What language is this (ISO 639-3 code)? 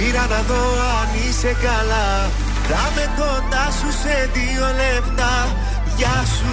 ell